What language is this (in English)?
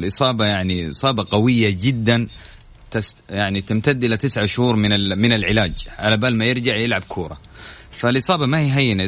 Arabic